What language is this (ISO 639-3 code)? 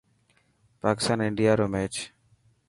mki